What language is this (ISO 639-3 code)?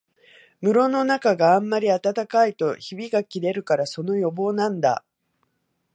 jpn